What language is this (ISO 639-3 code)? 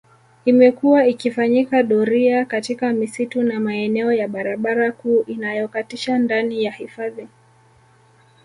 swa